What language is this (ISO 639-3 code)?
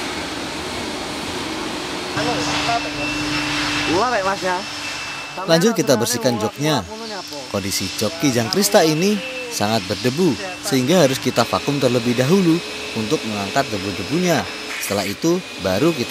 ind